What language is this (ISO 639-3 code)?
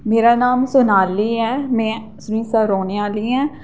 doi